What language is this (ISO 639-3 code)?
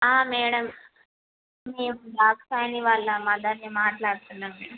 tel